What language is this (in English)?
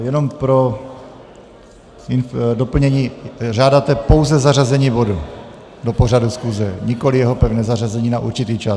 Czech